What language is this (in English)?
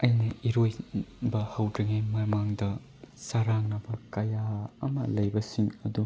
Manipuri